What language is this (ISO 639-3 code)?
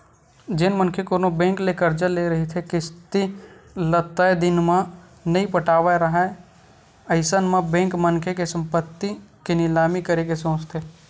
hne